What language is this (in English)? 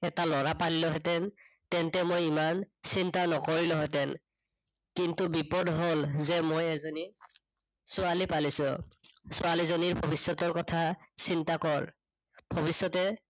Assamese